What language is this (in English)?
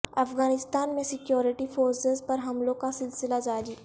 Urdu